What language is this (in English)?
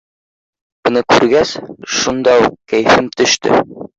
Bashkir